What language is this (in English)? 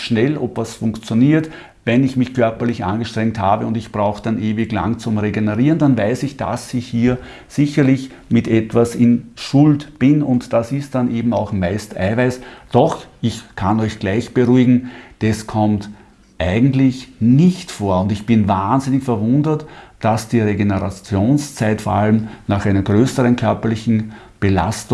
German